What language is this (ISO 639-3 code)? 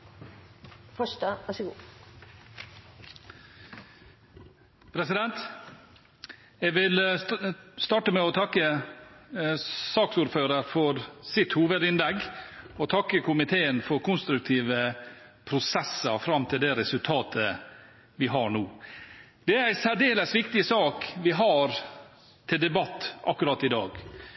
nor